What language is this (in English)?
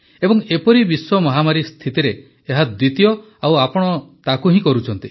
Odia